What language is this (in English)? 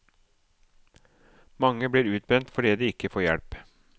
Norwegian